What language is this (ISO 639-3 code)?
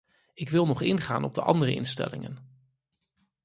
nld